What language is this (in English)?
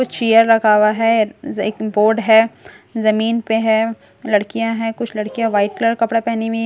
Hindi